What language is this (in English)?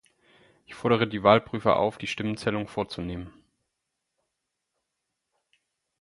German